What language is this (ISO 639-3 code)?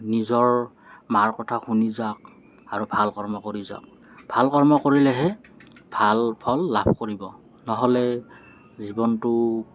asm